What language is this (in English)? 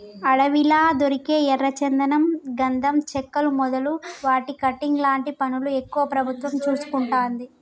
Telugu